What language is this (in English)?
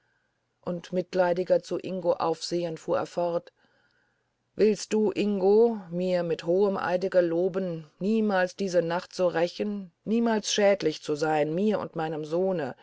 German